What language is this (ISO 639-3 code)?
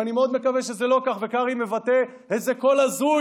heb